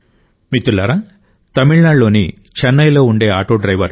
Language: Telugu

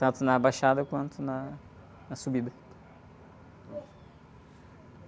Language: Portuguese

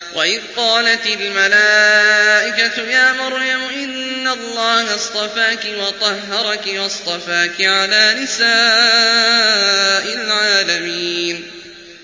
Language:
Arabic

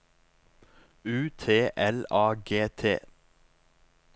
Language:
Norwegian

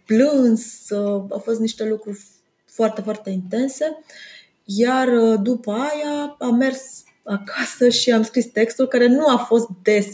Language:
Romanian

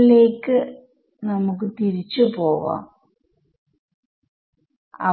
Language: Malayalam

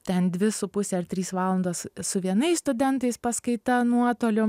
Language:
Lithuanian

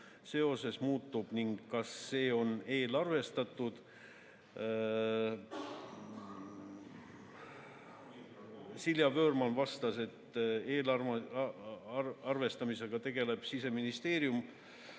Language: Estonian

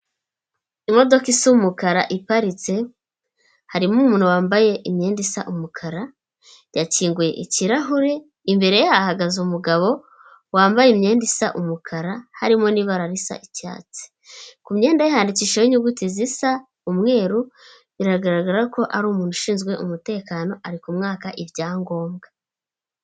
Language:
Kinyarwanda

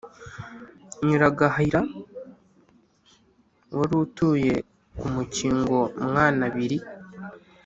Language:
Kinyarwanda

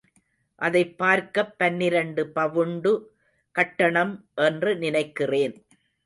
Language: Tamil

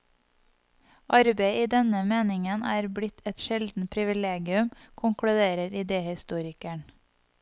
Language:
Norwegian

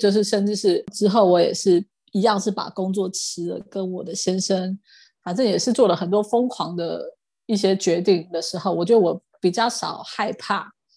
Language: Chinese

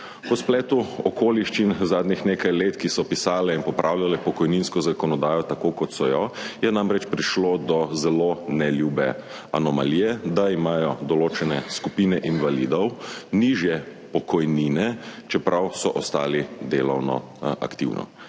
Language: Slovenian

